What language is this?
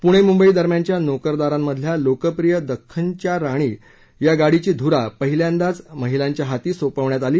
Marathi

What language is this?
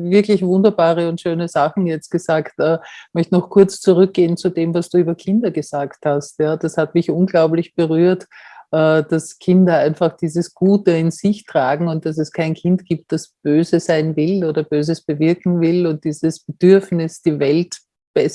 German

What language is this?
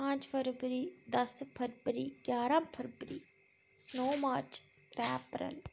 Dogri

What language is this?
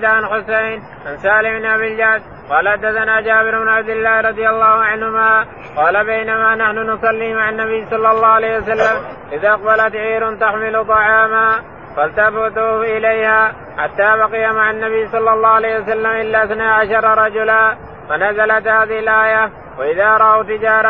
Arabic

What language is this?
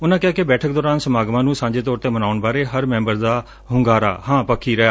Punjabi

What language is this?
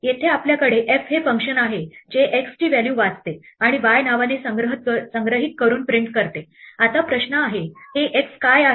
Marathi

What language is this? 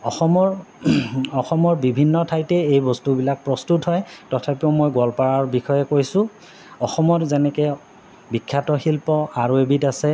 Assamese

